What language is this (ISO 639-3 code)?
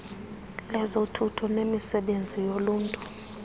xho